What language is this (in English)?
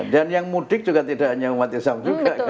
Indonesian